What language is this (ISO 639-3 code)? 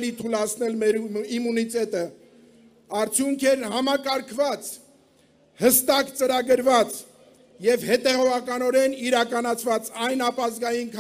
ron